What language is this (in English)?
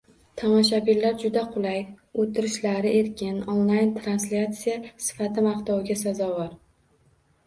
Uzbek